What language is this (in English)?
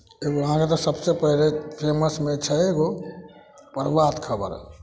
Maithili